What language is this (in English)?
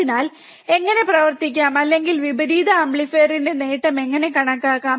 Malayalam